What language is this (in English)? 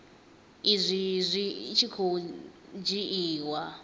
Venda